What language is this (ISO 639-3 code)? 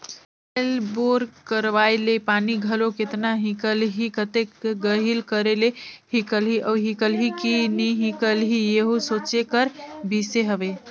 hne